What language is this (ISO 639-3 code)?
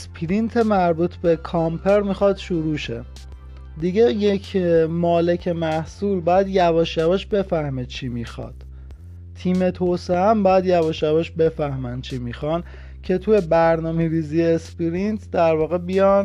fas